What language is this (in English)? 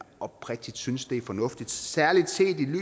Danish